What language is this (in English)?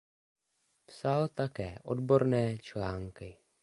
Czech